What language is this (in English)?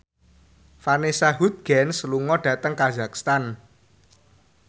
Javanese